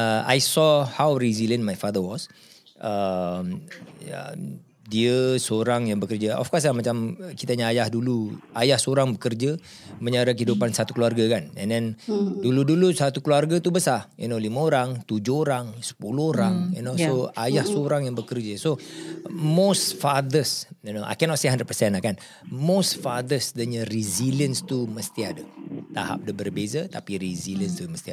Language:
Malay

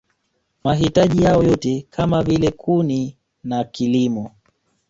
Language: Swahili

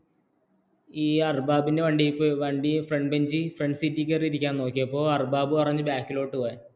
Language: Malayalam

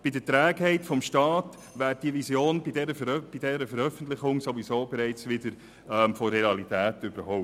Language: Swiss German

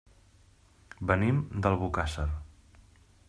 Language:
Catalan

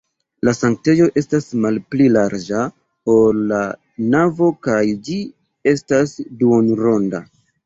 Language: Esperanto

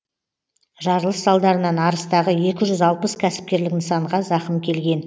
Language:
Kazakh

